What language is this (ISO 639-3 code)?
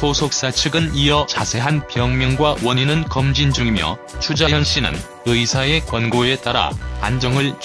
kor